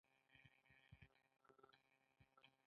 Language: Pashto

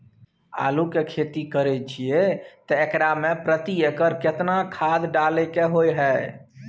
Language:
Maithili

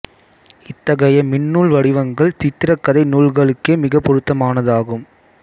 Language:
Tamil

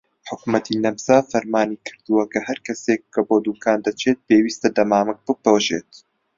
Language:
Central Kurdish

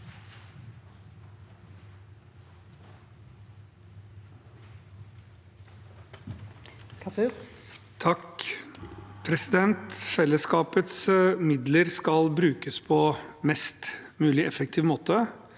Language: Norwegian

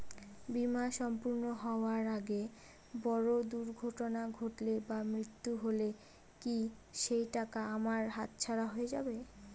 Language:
Bangla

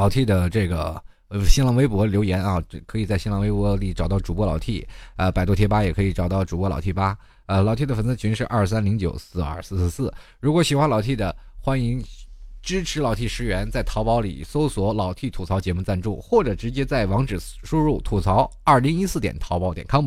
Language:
Chinese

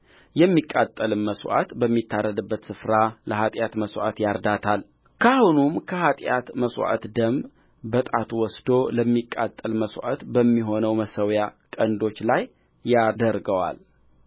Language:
Amharic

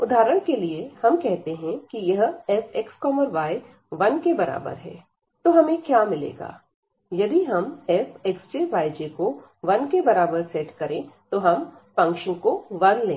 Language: Hindi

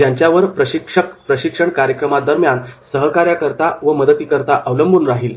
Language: Marathi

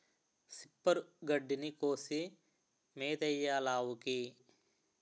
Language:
Telugu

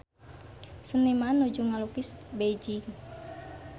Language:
Sundanese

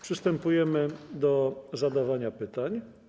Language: Polish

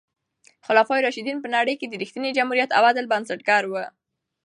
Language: Pashto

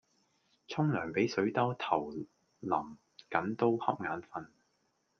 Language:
Cantonese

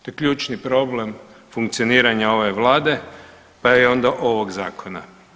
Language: Croatian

